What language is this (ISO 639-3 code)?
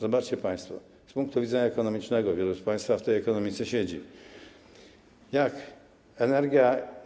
pol